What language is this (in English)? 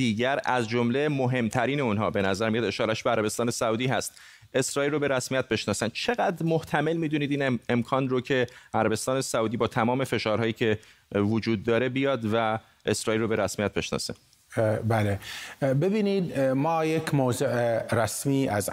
Persian